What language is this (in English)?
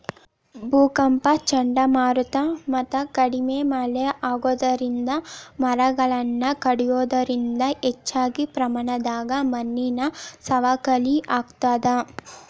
Kannada